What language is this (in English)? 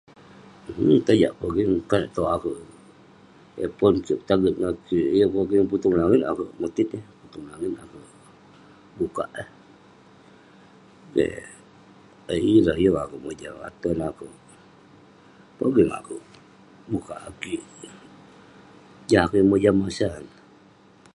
Western Penan